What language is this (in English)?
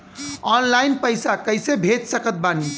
Bhojpuri